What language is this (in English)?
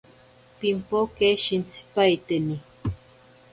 Ashéninka Perené